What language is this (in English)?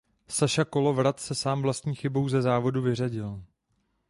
Czech